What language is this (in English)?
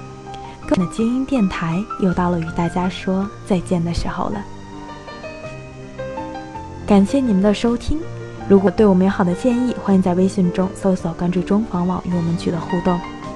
Chinese